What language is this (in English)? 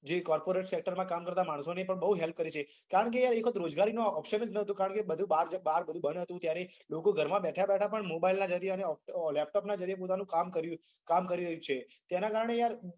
Gujarati